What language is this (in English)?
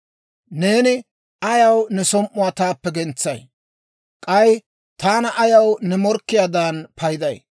Dawro